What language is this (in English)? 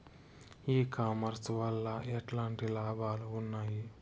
Telugu